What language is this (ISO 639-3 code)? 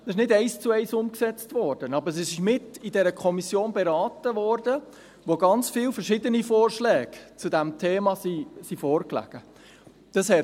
gsw